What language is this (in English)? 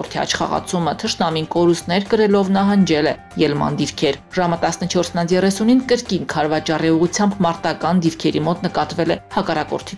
Turkish